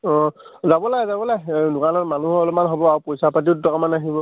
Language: Assamese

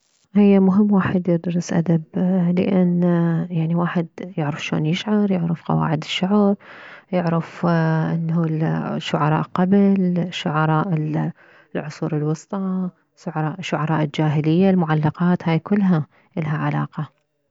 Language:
Mesopotamian Arabic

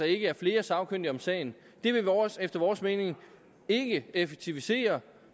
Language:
Danish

